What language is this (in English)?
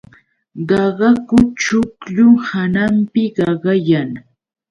Yauyos Quechua